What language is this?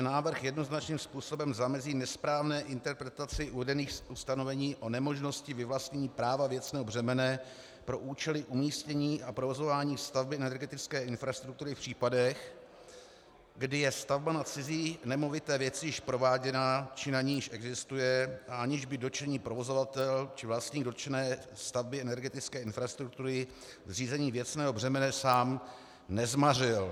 Czech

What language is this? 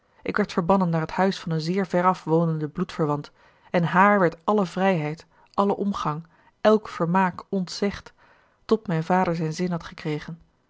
Dutch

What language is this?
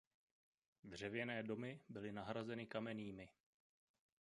Czech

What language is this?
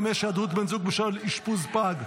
Hebrew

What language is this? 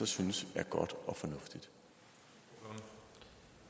Danish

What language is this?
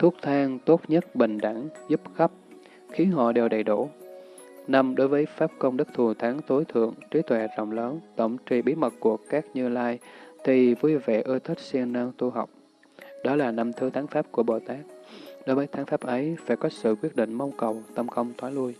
Vietnamese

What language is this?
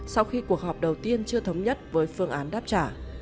Vietnamese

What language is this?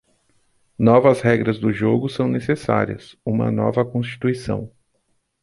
Portuguese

